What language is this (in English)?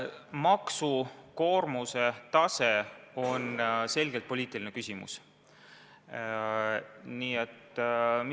Estonian